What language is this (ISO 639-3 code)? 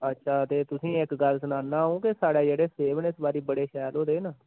doi